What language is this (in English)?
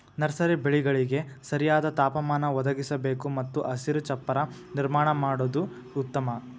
Kannada